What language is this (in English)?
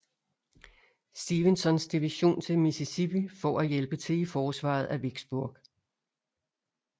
Danish